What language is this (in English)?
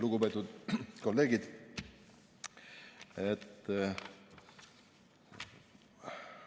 Estonian